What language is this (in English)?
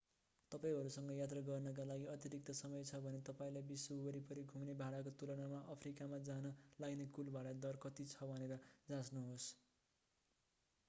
Nepali